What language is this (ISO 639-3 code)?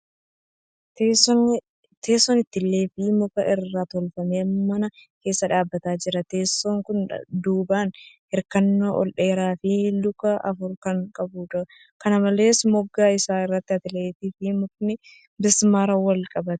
orm